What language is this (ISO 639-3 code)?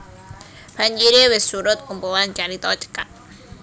jav